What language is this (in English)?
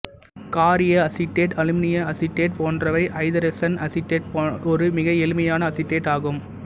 Tamil